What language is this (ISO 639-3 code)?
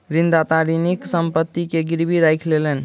mai